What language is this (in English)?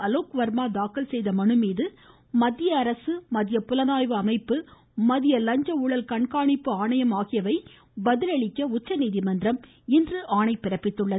Tamil